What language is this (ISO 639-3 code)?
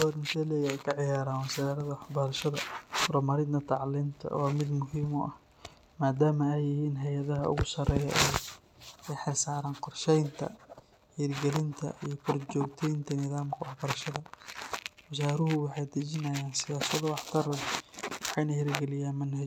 som